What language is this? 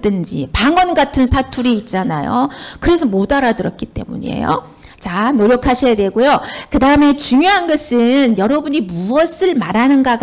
Korean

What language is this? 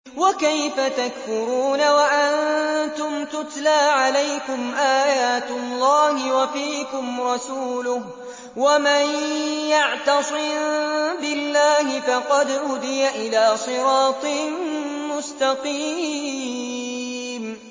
Arabic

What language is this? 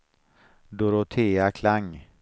Swedish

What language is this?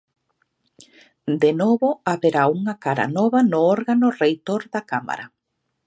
Galician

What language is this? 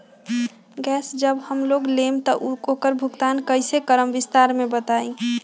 Magahi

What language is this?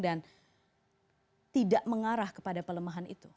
Indonesian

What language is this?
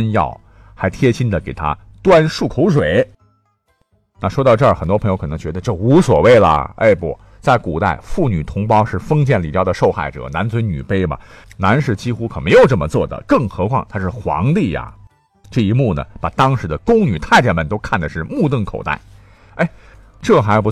Chinese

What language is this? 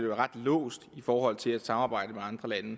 Danish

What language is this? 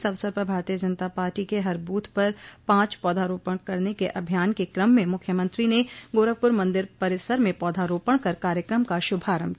Hindi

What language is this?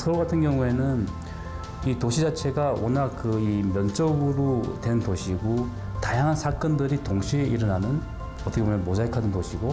Korean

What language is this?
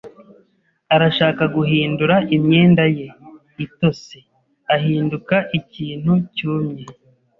Kinyarwanda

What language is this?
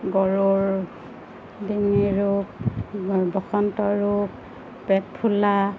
Assamese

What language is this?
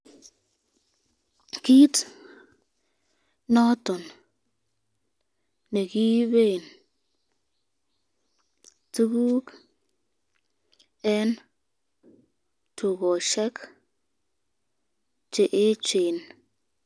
Kalenjin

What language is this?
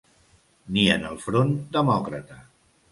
Catalan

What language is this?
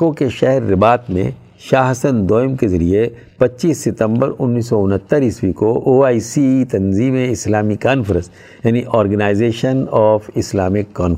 Urdu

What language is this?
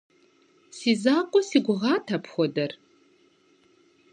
Kabardian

